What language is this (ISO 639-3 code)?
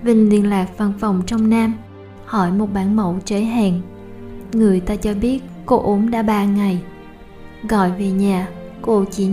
vie